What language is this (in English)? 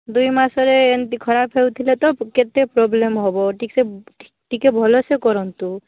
Odia